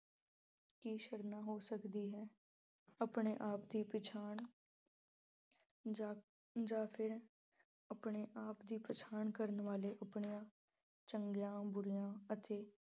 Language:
Punjabi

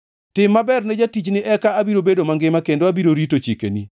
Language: Luo (Kenya and Tanzania)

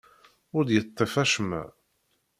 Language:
Kabyle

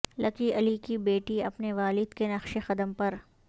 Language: Urdu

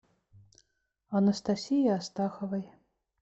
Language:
Russian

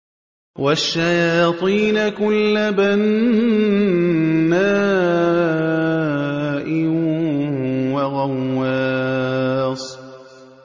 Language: Arabic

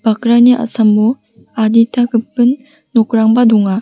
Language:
Garo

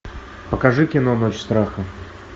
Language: Russian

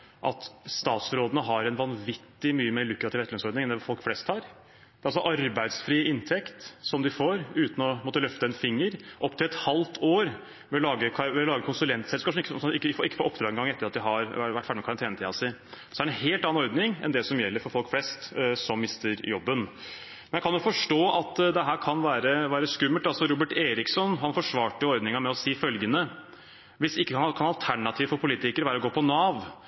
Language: Norwegian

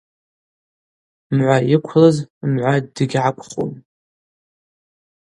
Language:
Abaza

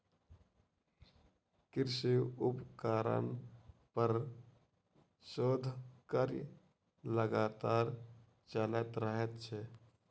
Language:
Maithili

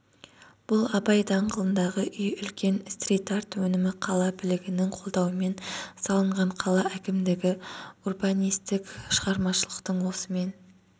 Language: Kazakh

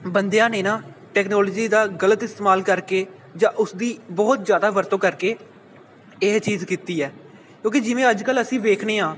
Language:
Punjabi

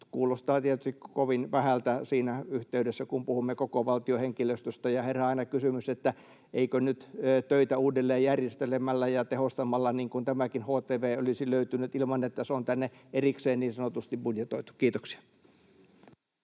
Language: Finnish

